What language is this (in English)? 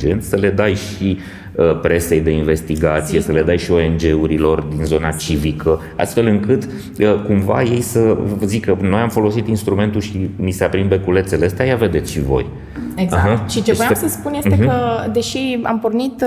Romanian